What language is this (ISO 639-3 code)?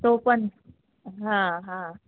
mar